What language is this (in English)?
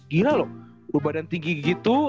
Indonesian